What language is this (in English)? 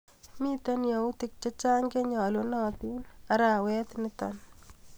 Kalenjin